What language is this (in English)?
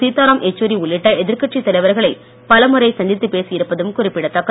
Tamil